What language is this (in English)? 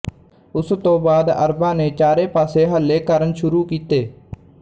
Punjabi